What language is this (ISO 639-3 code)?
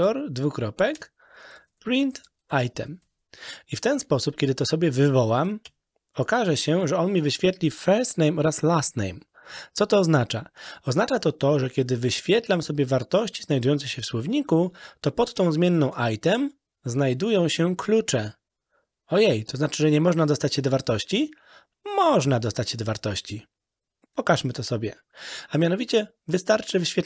pol